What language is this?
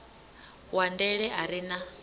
Venda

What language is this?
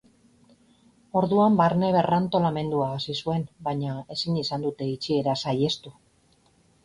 Basque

